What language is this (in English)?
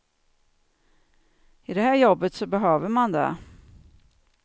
Swedish